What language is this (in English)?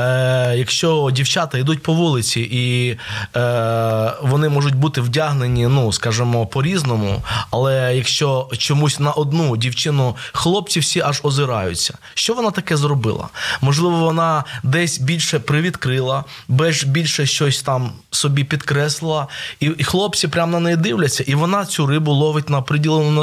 Ukrainian